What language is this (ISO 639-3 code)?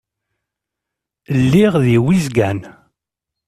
kab